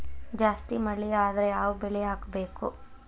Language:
Kannada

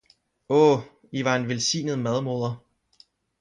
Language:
Danish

